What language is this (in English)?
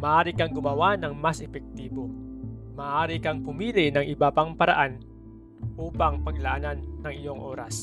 Filipino